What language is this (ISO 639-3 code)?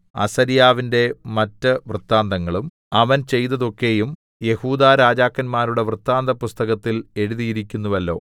mal